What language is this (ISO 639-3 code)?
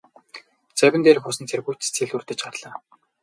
mon